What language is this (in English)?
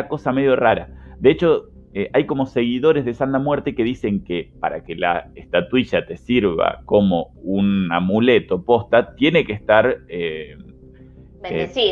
Spanish